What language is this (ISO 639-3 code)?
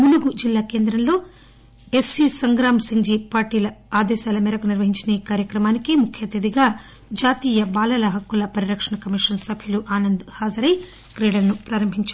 tel